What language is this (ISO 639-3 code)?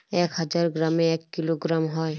ben